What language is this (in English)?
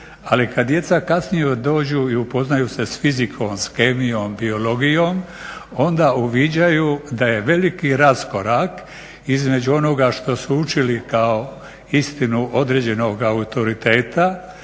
Croatian